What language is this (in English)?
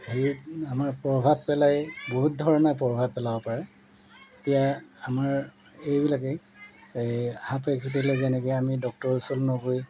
Assamese